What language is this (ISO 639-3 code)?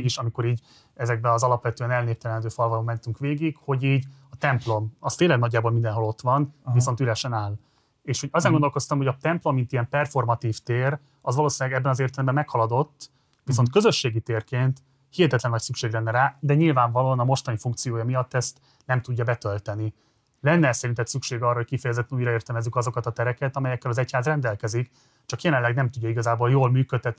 hun